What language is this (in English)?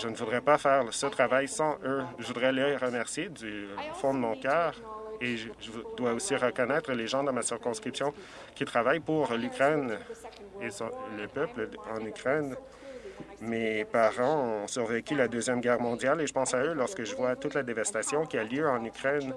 French